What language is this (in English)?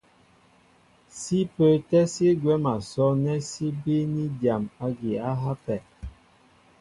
Mbo (Cameroon)